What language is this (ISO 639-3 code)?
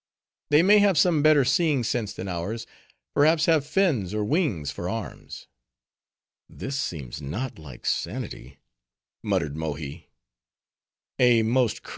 eng